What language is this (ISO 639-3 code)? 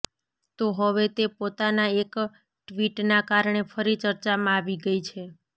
guj